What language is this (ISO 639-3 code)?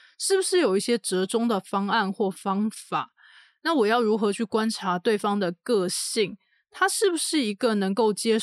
zho